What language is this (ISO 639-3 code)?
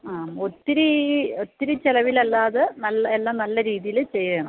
mal